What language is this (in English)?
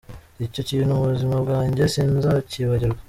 Kinyarwanda